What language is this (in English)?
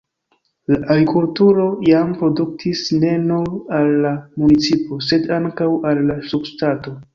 Esperanto